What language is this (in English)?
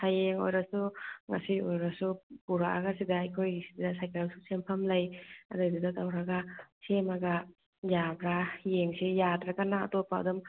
Manipuri